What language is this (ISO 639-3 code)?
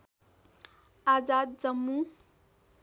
nep